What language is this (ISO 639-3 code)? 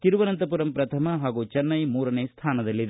kan